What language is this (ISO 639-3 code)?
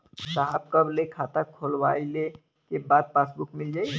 bho